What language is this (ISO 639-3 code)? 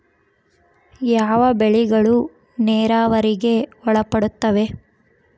kan